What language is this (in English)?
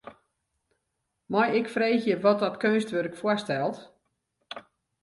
Western Frisian